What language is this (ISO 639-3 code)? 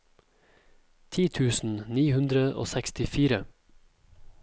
nor